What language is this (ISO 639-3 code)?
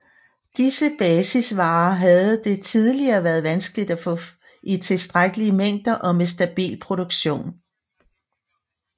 dan